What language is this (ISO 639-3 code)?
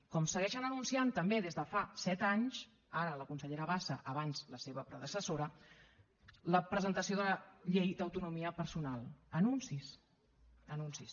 cat